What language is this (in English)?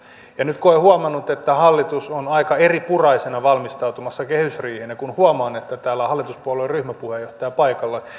Finnish